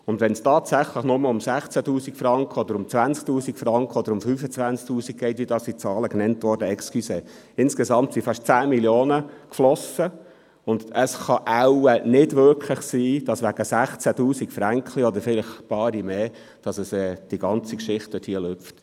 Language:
Swiss German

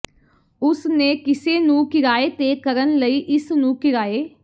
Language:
Punjabi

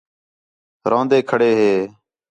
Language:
Khetrani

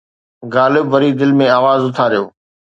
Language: Sindhi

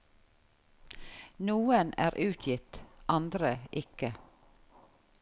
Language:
Norwegian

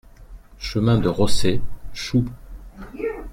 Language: French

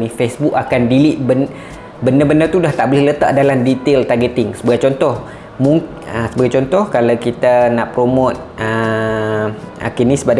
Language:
Malay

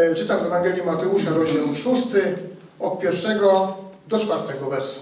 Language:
Polish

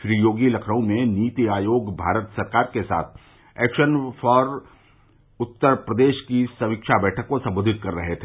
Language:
Hindi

